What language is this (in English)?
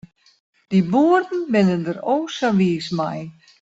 Western Frisian